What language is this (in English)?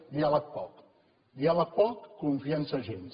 Catalan